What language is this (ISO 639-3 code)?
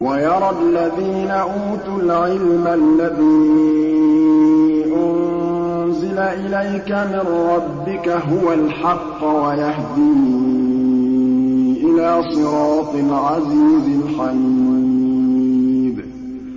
ara